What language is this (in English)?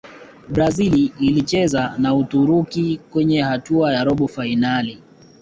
Swahili